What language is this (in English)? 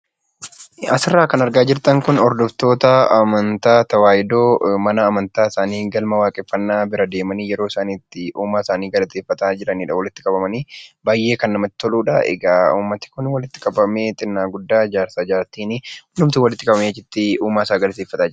Oromo